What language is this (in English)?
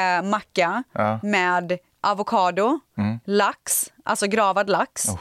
Swedish